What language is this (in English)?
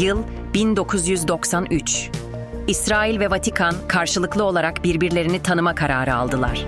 Turkish